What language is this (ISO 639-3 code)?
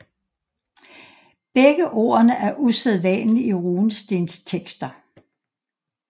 dan